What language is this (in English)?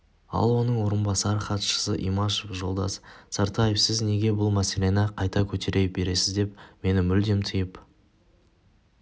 Kazakh